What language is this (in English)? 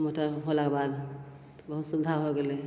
Maithili